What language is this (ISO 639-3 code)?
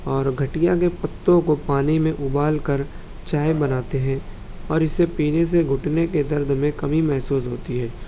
urd